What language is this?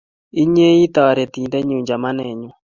Kalenjin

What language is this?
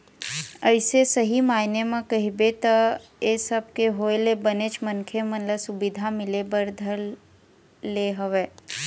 Chhattisgarhi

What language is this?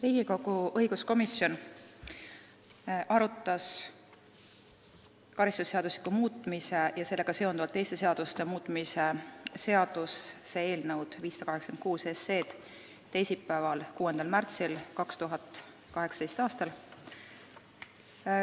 Estonian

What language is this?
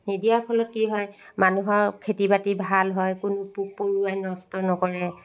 Assamese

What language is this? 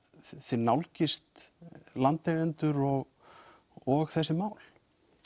Icelandic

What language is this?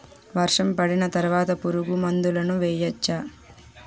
Telugu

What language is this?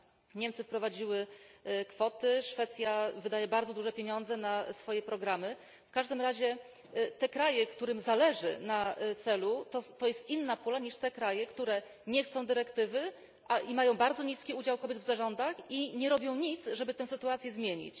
Polish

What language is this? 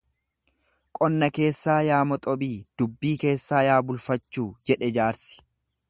Oromo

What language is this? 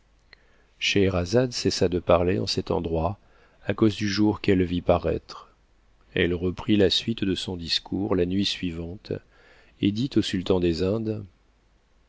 French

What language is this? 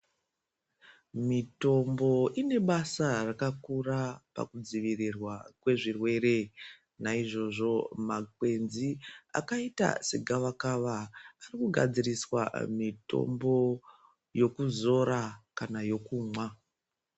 Ndau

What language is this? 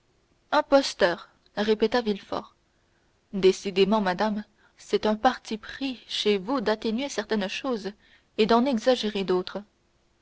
French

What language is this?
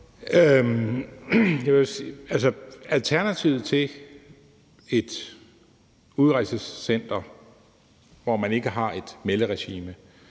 Danish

